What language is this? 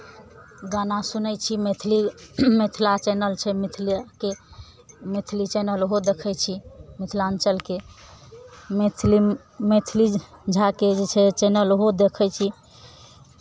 Maithili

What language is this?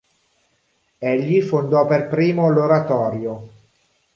Italian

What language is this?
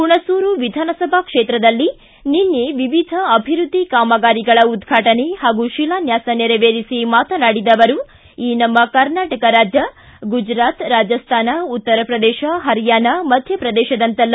Kannada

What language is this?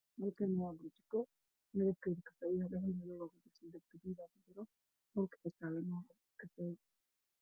Somali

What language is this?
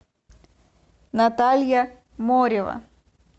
Russian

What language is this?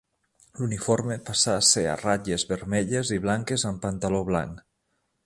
Catalan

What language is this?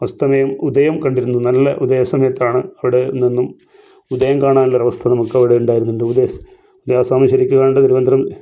Malayalam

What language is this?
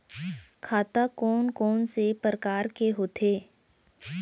Chhattisgarhi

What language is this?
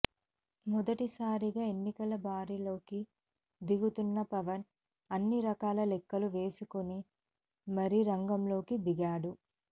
Telugu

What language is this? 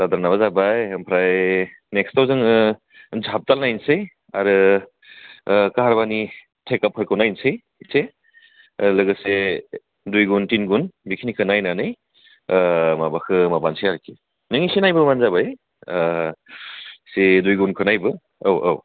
Bodo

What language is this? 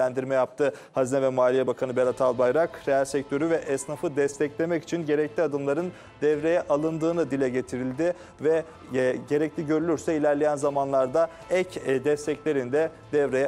Turkish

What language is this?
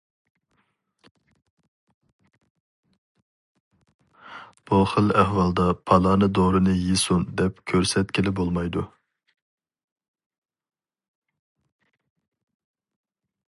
Uyghur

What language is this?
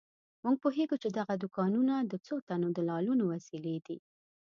Pashto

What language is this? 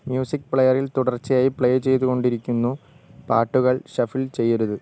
Malayalam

